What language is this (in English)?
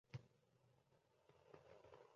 Uzbek